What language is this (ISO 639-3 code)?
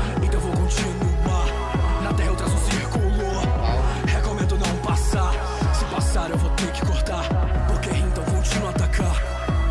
por